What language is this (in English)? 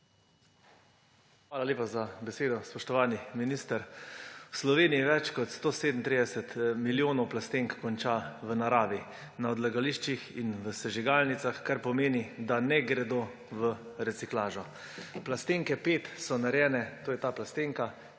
Slovenian